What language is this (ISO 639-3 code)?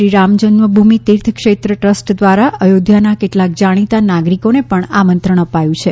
guj